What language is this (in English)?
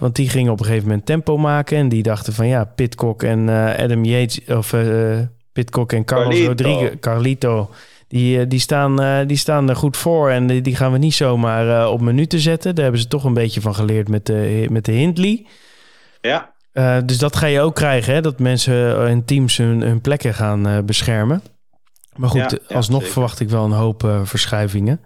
Dutch